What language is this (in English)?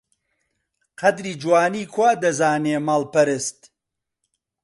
Central Kurdish